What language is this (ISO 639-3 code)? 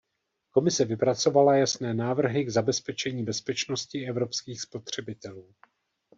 ces